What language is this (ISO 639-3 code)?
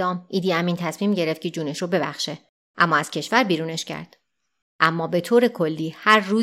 fas